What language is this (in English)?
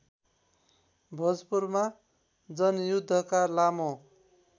Nepali